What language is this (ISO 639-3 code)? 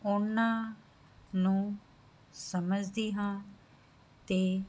pan